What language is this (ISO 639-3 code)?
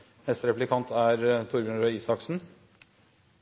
nob